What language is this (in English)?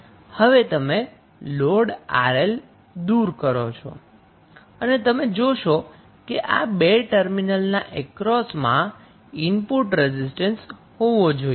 Gujarati